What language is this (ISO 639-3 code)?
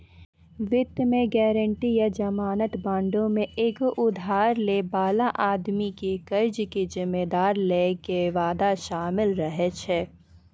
mai